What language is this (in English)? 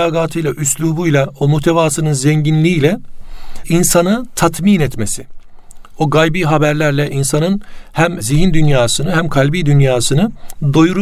Turkish